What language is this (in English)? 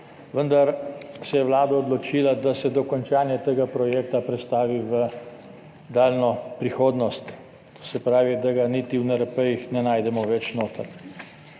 Slovenian